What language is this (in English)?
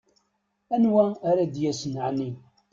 Kabyle